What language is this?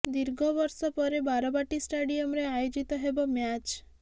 Odia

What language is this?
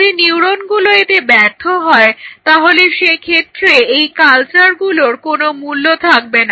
Bangla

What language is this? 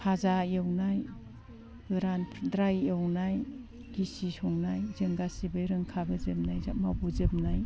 Bodo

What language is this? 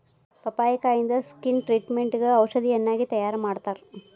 Kannada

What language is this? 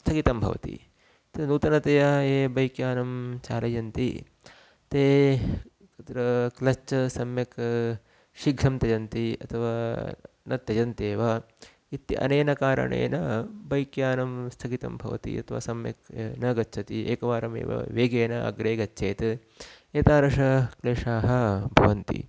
Sanskrit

